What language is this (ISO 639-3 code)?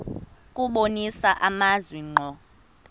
xho